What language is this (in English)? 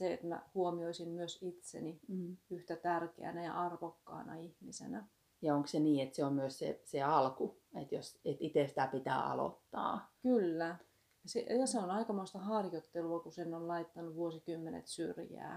Finnish